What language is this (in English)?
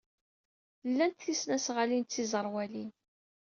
Kabyle